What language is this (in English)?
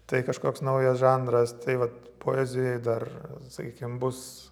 Lithuanian